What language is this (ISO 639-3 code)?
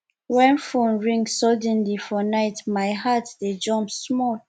pcm